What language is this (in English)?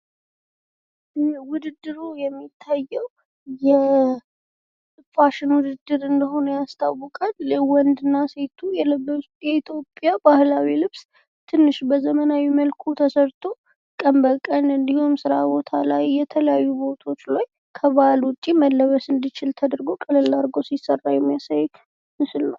Amharic